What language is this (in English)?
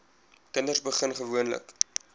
Afrikaans